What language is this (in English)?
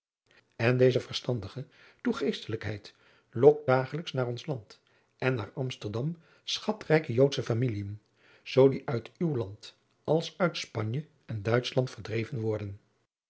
Dutch